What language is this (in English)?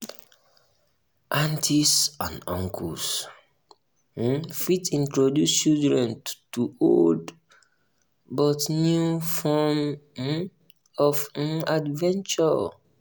Nigerian Pidgin